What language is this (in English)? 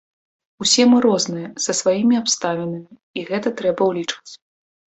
Belarusian